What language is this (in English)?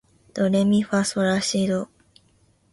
Japanese